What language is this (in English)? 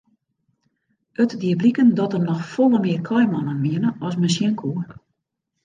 Western Frisian